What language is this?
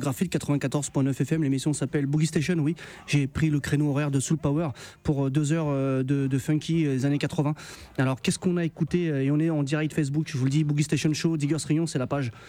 French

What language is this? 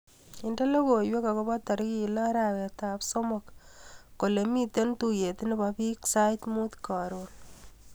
Kalenjin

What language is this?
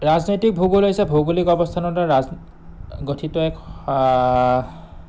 Assamese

